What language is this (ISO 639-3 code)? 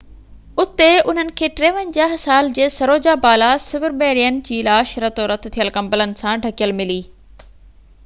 snd